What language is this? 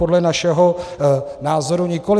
Czech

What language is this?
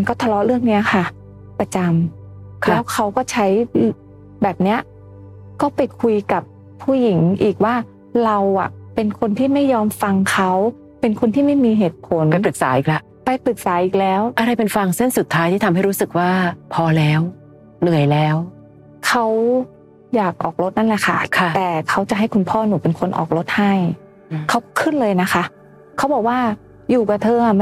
Thai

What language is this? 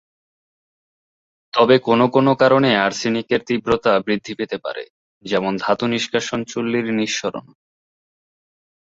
Bangla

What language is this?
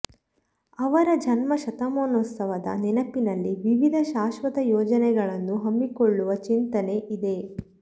Kannada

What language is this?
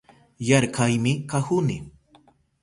Southern Pastaza Quechua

